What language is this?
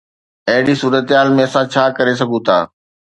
Sindhi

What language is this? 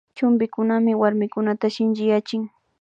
Imbabura Highland Quichua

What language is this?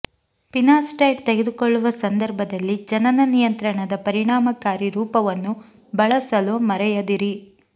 Kannada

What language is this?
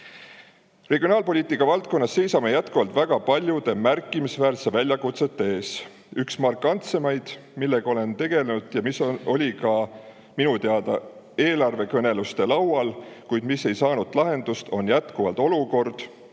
Estonian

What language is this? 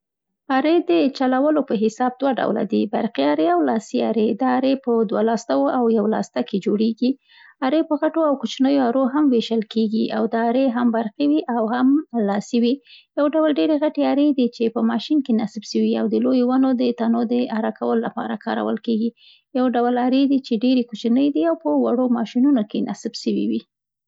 Central Pashto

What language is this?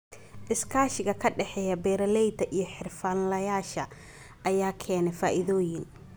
Somali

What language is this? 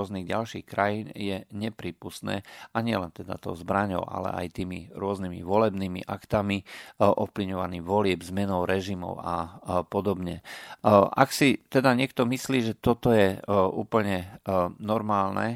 Slovak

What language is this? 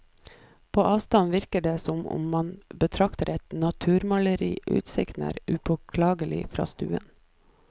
Norwegian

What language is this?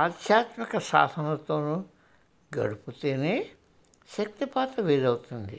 Telugu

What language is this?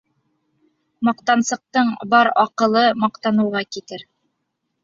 Bashkir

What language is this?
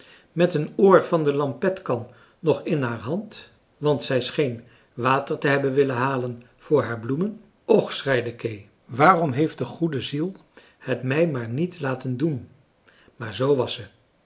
Dutch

